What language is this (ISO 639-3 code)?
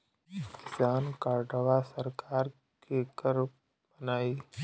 bho